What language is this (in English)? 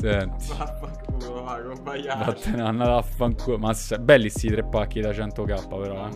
Italian